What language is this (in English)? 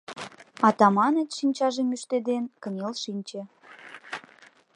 Mari